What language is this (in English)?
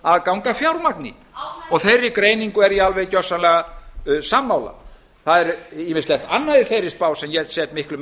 Icelandic